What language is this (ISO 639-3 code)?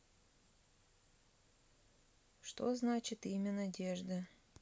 rus